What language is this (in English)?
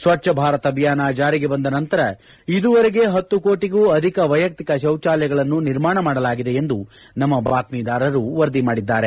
Kannada